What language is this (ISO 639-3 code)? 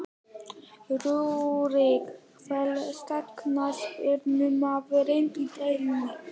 isl